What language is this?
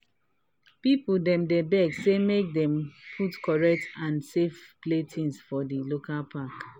Nigerian Pidgin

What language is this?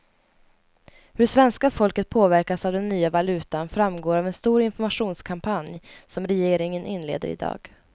Swedish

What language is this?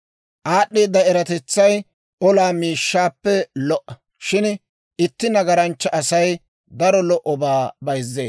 Dawro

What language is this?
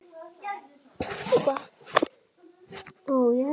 Icelandic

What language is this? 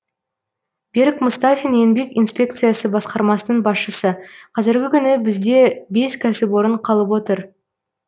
Kazakh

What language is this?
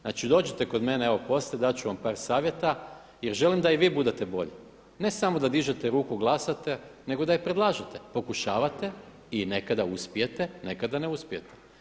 Croatian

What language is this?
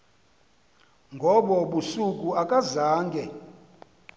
Xhosa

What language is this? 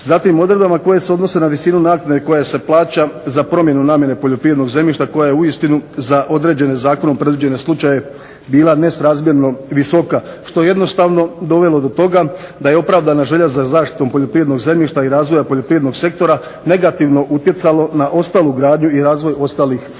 Croatian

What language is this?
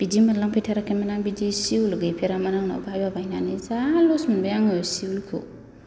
Bodo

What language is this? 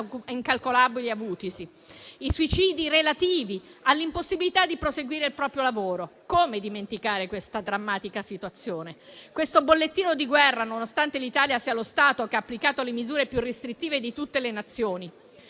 Italian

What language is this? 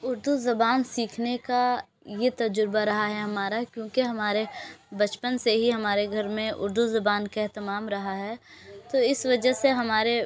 Urdu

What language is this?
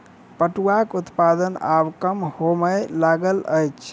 Maithili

